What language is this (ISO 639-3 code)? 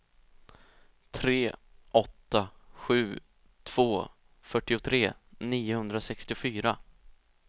swe